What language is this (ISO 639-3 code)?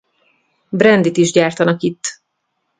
hun